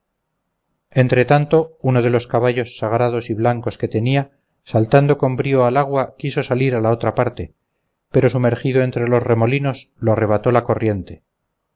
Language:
Spanish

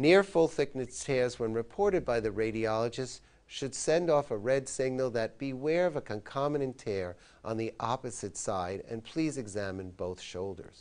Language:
English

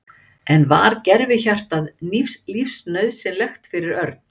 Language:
Icelandic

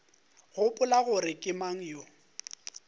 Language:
Northern Sotho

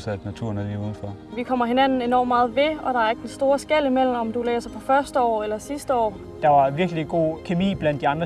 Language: Danish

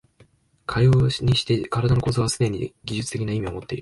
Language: Japanese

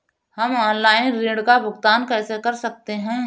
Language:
Hindi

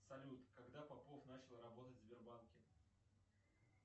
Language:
Russian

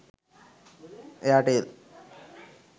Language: Sinhala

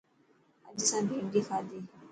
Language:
Dhatki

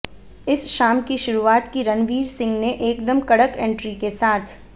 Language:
Hindi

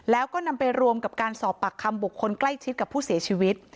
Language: Thai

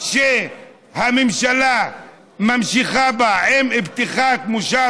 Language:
Hebrew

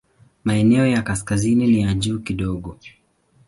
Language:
Swahili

